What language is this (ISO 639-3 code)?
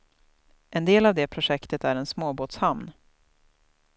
swe